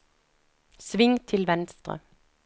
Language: Norwegian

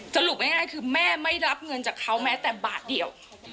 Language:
Thai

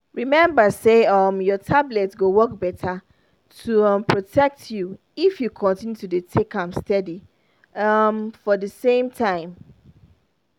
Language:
Nigerian Pidgin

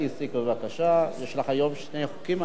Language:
Hebrew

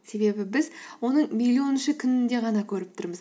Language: Kazakh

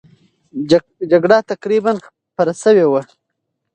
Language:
Pashto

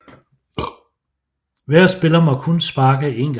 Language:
Danish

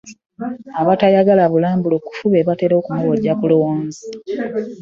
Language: Ganda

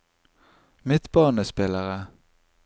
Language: Norwegian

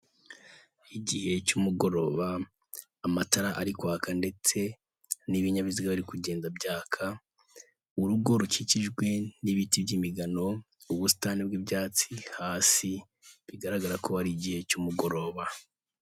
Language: Kinyarwanda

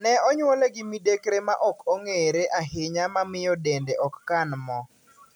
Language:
Luo (Kenya and Tanzania)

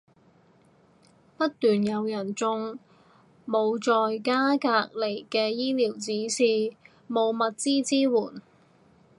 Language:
Cantonese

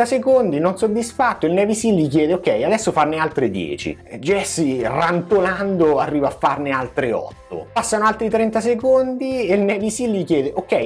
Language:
Italian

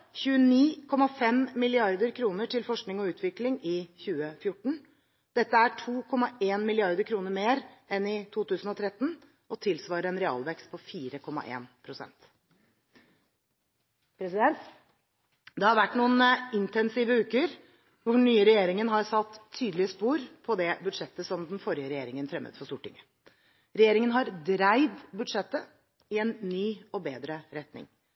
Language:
Norwegian Bokmål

